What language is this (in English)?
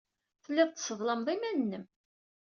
Kabyle